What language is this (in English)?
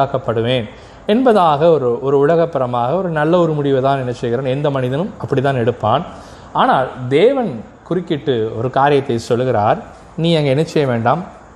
Tamil